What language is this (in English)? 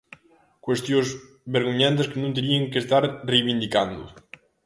Galician